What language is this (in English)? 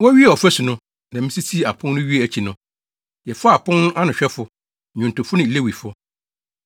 Akan